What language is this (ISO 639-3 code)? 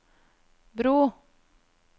nor